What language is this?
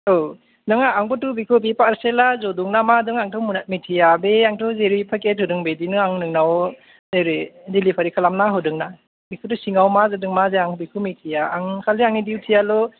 Bodo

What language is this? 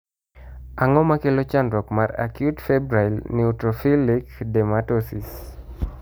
Luo (Kenya and Tanzania)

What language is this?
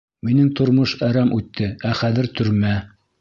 Bashkir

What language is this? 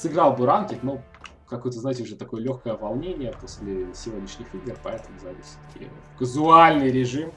Russian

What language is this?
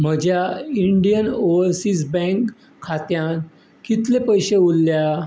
Konkani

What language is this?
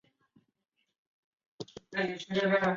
Chinese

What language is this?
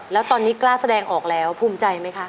Thai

